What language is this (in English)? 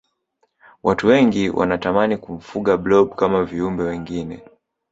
Swahili